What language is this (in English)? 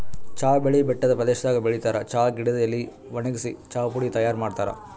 Kannada